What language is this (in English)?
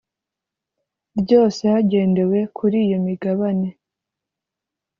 Kinyarwanda